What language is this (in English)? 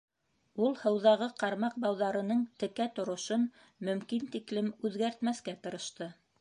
Bashkir